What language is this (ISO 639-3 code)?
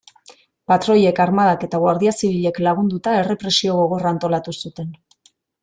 eus